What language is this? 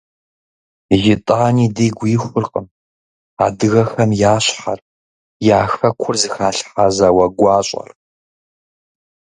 Kabardian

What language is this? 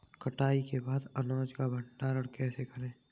Hindi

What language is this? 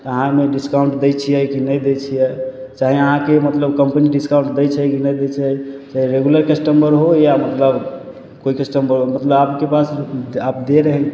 Maithili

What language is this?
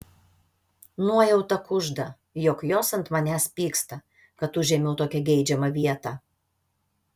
Lithuanian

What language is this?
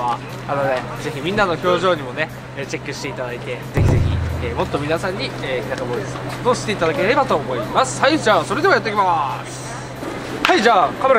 Japanese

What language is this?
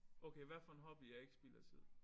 Danish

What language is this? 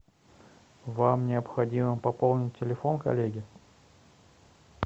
Russian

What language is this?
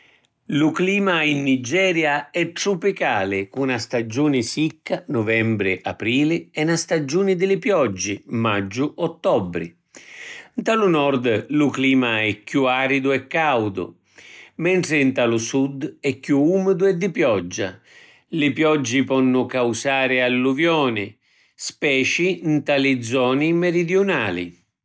Sicilian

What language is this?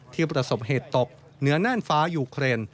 Thai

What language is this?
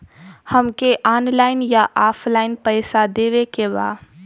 Bhojpuri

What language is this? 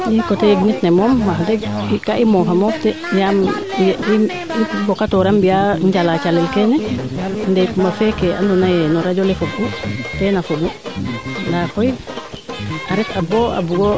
Serer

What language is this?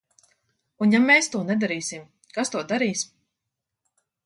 Latvian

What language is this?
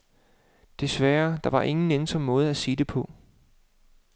Danish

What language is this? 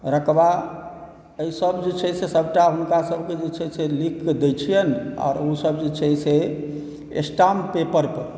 Maithili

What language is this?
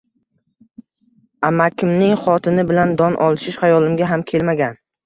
Uzbek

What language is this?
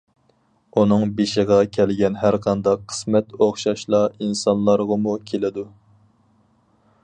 Uyghur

